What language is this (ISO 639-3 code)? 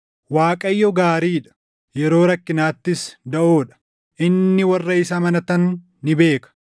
orm